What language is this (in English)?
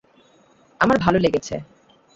Bangla